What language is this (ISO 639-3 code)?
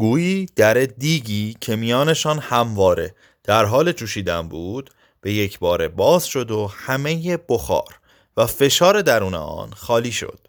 fas